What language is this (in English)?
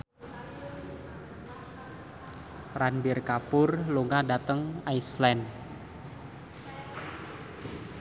Javanese